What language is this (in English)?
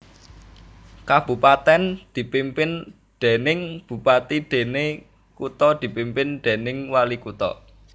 Javanese